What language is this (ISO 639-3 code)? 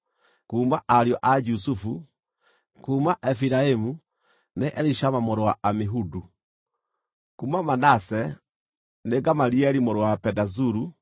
kik